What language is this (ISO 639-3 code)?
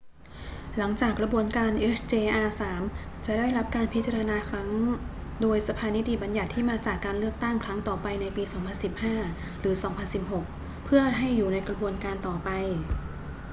tha